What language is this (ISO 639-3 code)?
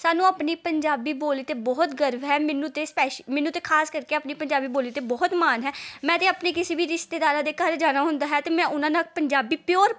pan